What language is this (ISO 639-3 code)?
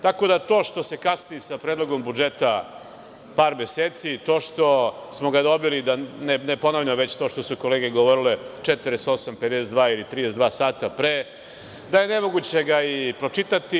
srp